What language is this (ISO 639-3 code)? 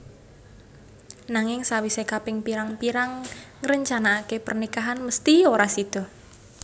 jav